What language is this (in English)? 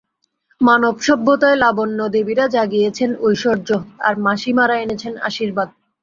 Bangla